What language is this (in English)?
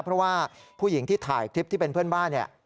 Thai